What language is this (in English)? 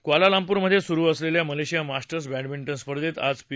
Marathi